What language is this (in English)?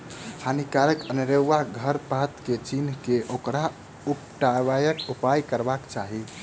Maithili